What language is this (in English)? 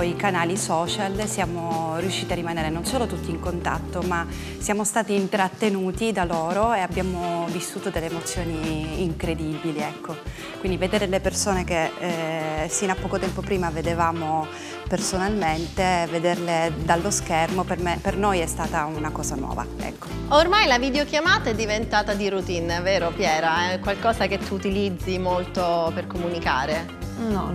Italian